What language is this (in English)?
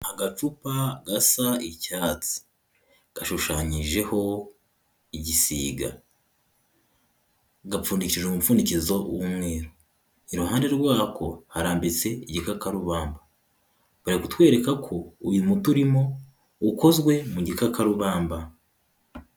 Kinyarwanda